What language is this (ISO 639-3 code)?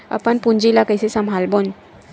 hne